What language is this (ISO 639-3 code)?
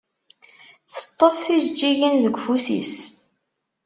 kab